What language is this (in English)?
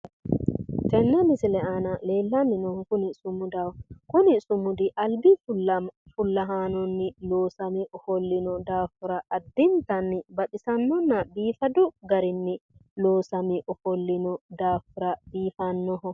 Sidamo